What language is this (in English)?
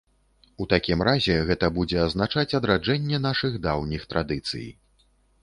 Belarusian